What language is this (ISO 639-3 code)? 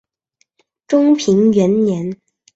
zho